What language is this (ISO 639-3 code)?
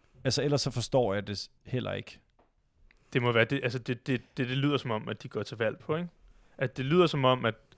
dan